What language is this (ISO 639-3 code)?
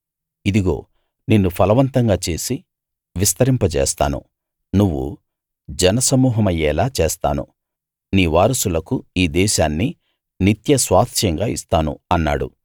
tel